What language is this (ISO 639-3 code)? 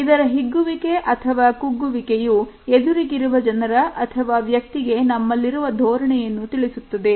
kan